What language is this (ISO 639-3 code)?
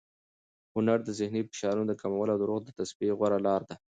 pus